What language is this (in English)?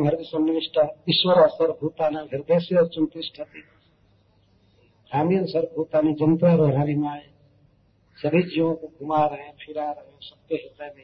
Hindi